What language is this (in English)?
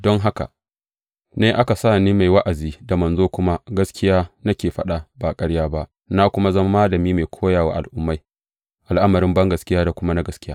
Hausa